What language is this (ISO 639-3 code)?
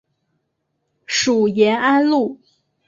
zho